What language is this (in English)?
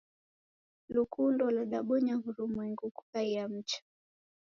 Taita